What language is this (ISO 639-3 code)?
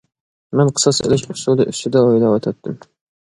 uig